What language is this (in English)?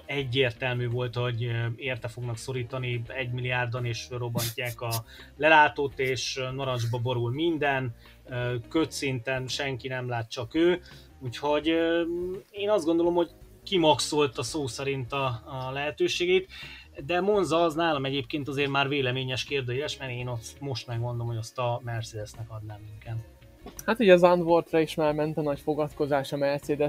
Hungarian